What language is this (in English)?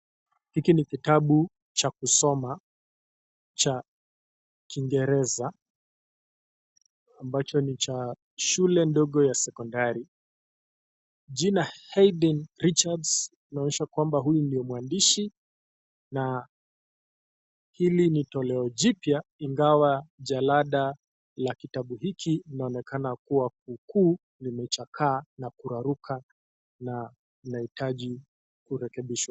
Swahili